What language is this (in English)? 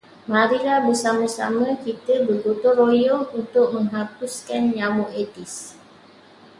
Malay